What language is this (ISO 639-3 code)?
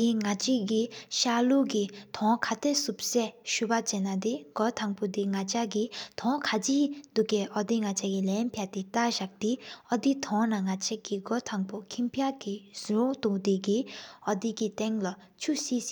sip